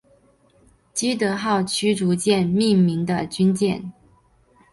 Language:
Chinese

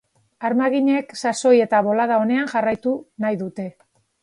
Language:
Basque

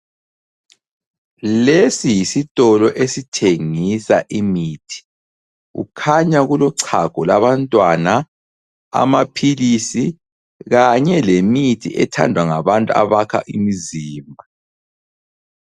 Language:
North Ndebele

